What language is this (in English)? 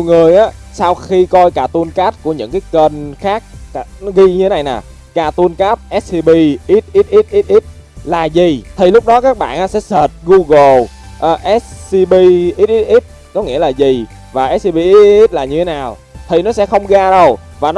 Vietnamese